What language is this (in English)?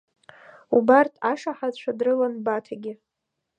Abkhazian